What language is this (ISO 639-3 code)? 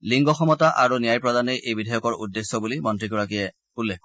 asm